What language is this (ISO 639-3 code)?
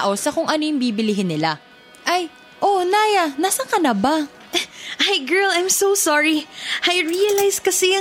fil